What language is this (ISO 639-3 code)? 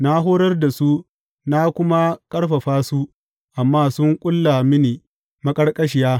hau